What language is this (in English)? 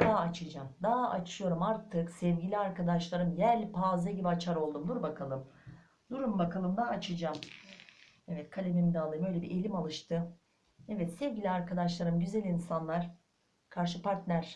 Turkish